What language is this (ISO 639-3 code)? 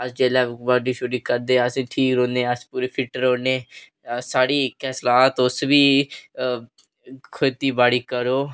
doi